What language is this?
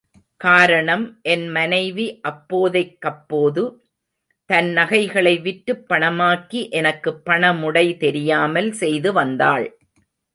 Tamil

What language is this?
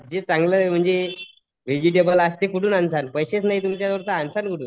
Marathi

